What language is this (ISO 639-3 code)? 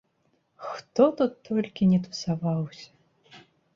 bel